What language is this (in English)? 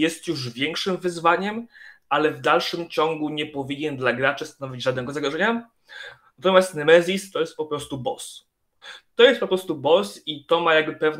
Polish